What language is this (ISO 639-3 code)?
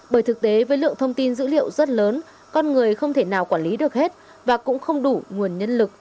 vie